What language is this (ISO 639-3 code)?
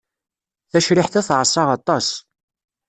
kab